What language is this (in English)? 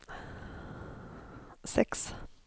Norwegian